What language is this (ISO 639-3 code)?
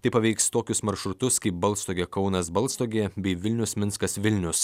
lit